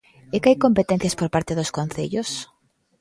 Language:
Galician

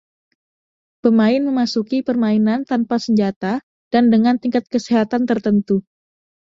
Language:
Indonesian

